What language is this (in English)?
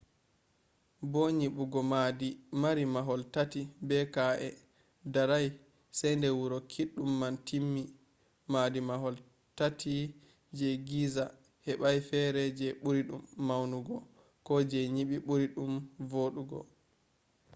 Fula